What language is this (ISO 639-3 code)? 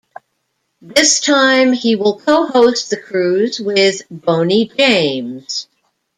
eng